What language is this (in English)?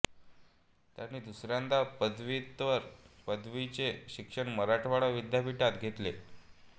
Marathi